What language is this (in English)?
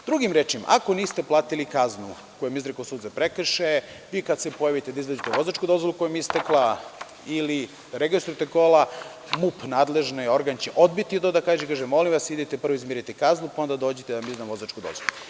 Serbian